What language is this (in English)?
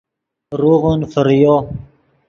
Yidgha